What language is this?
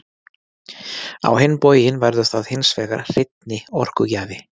Icelandic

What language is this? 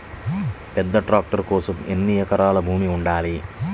Telugu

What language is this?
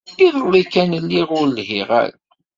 Kabyle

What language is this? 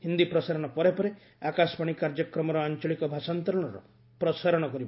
Odia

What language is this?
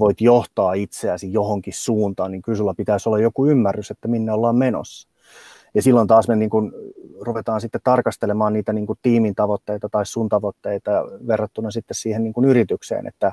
Finnish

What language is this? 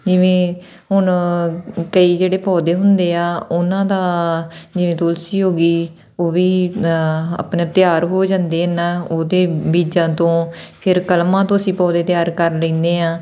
Punjabi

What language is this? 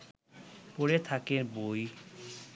Bangla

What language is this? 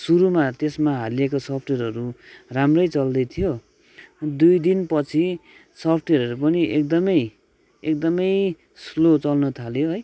Nepali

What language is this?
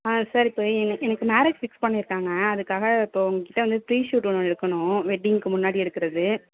Tamil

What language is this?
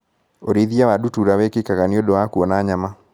Kikuyu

